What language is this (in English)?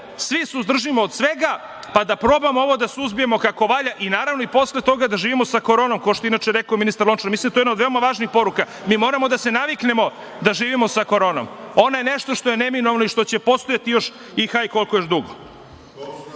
Serbian